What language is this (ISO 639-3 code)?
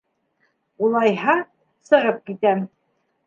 bak